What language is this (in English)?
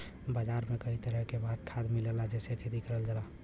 Bhojpuri